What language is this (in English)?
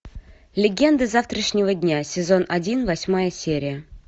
Russian